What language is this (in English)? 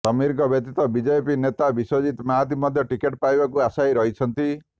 Odia